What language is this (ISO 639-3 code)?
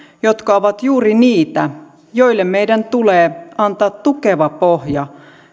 fin